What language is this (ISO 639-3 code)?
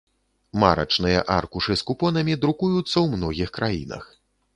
bel